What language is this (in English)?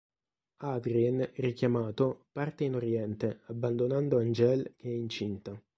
Italian